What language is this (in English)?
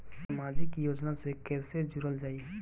Bhojpuri